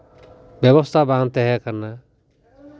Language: Santali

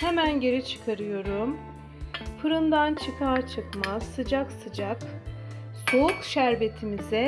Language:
Turkish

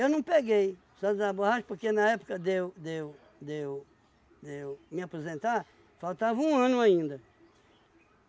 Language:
Portuguese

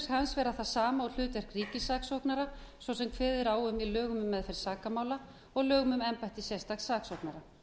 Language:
Icelandic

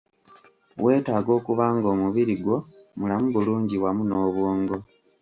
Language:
Ganda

